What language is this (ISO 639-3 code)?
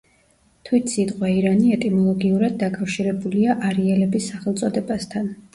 kat